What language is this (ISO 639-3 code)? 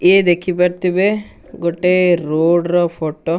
ori